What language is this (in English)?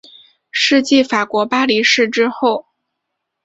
Chinese